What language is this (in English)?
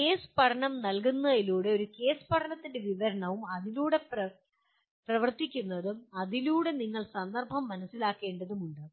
Malayalam